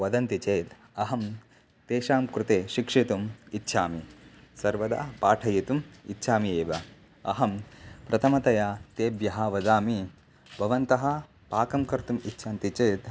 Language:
Sanskrit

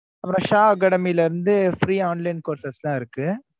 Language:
Tamil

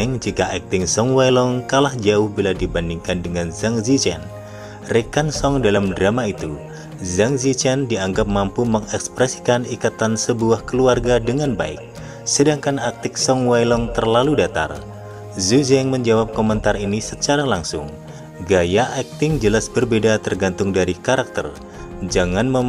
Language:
Indonesian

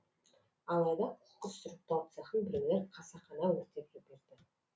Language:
Kazakh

